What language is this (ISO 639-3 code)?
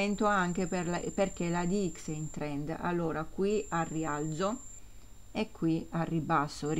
ita